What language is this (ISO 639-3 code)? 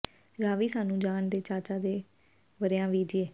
pan